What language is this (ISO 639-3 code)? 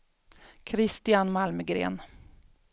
swe